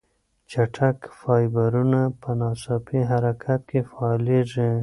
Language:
Pashto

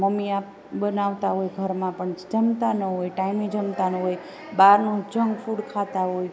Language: Gujarati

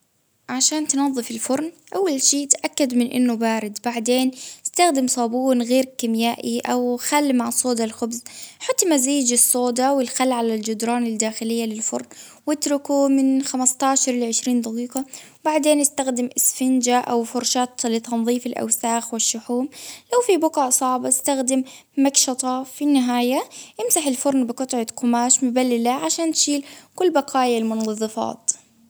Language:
Baharna Arabic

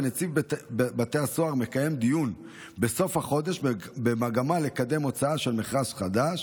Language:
Hebrew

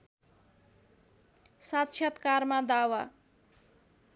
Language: Nepali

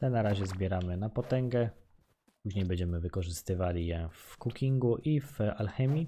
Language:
Polish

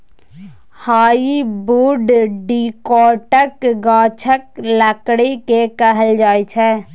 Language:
Maithili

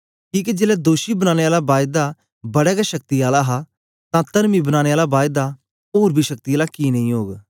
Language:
Dogri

